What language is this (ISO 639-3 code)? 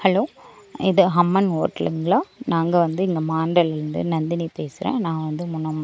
tam